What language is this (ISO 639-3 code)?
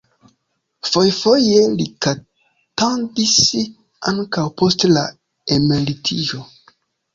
epo